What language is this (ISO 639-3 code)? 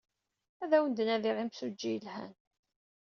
kab